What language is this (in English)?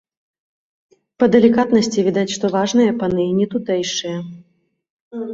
Belarusian